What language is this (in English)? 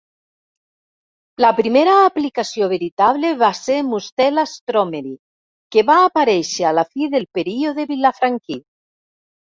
Catalan